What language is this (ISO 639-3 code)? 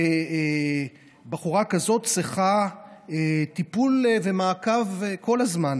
heb